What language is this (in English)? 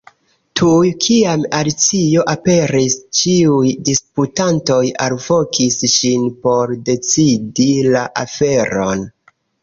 Esperanto